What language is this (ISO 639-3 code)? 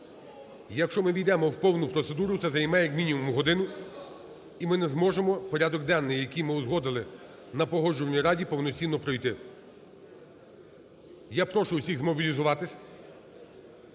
ukr